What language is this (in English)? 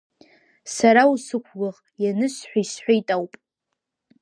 Abkhazian